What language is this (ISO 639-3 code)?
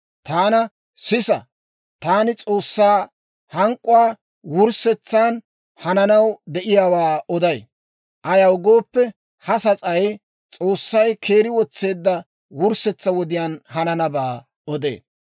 dwr